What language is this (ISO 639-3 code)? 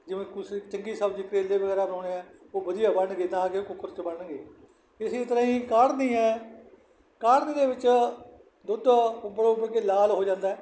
pan